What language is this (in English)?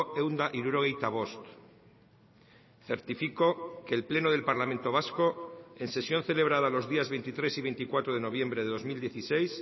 Spanish